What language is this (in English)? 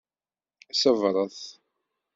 Kabyle